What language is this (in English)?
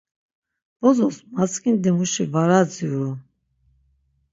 Laz